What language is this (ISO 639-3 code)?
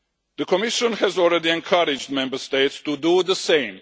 eng